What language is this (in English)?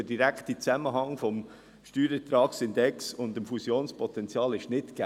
Swiss German